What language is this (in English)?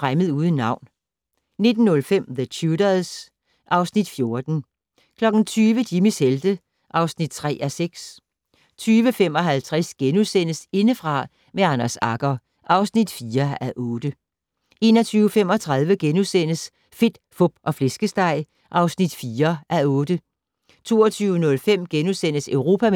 Danish